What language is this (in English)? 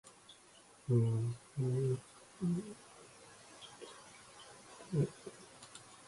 Japanese